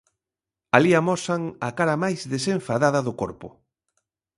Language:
Galician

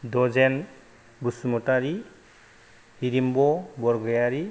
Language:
Bodo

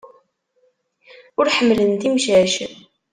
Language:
Kabyle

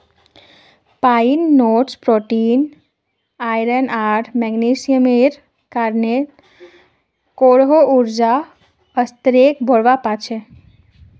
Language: Magahi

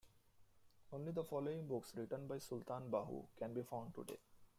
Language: English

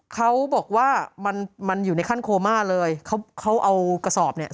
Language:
Thai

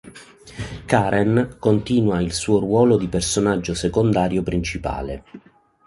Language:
Italian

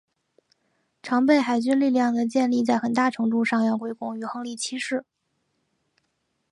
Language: Chinese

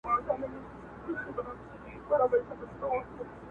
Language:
Pashto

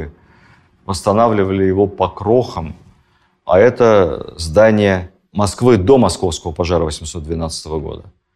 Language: Russian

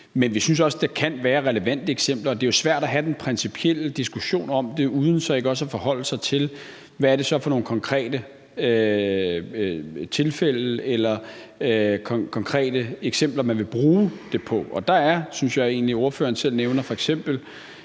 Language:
Danish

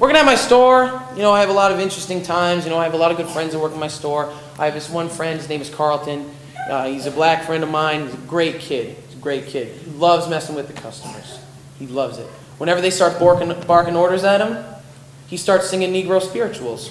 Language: English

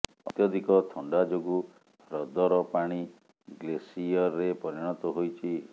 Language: Odia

